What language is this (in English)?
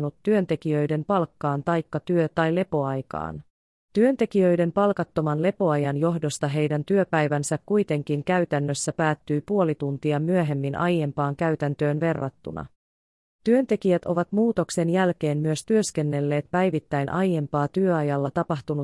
Finnish